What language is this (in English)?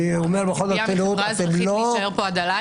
Hebrew